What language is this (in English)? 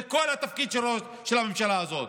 Hebrew